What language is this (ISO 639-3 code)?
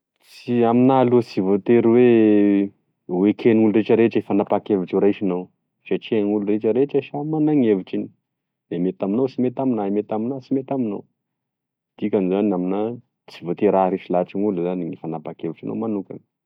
tkg